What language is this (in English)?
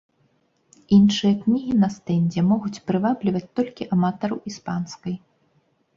Belarusian